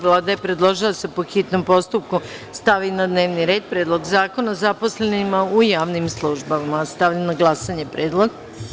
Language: Serbian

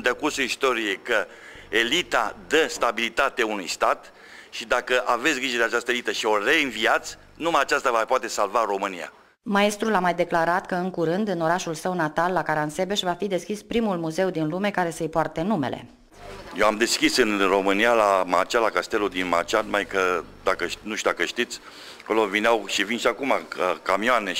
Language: Romanian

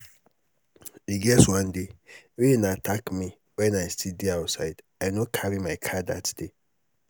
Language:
Nigerian Pidgin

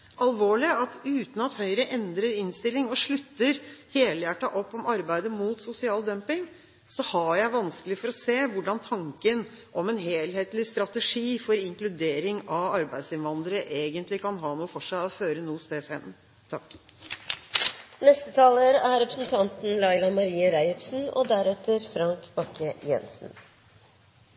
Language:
Norwegian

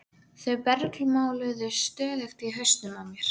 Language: Icelandic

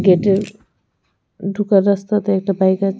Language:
Bangla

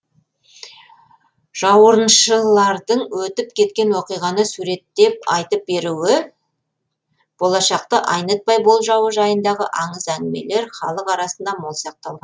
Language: Kazakh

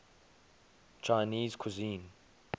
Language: English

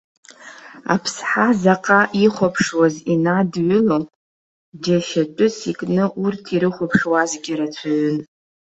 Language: Abkhazian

